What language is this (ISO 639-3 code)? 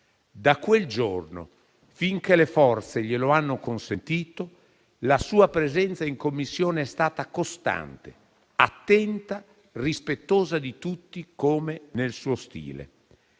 ita